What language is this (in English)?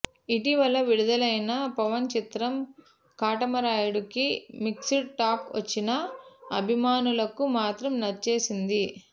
Telugu